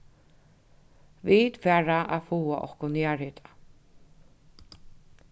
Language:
Faroese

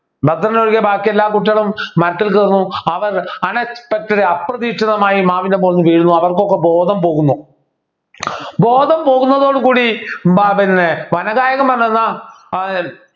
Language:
Malayalam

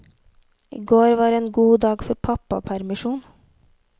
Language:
Norwegian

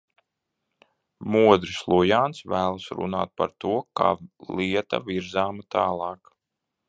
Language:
Latvian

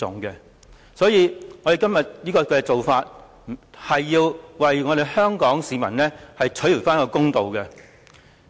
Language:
Cantonese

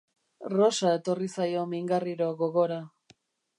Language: Basque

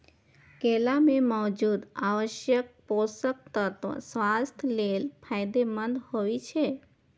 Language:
Maithili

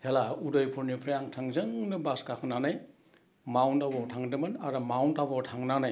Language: Bodo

